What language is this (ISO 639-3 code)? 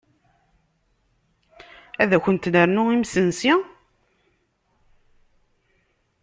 kab